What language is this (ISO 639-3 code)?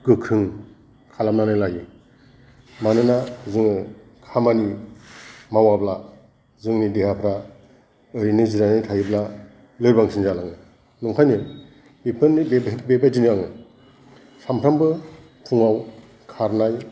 brx